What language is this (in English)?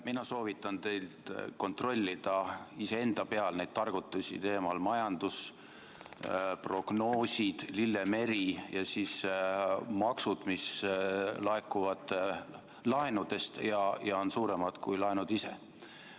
Estonian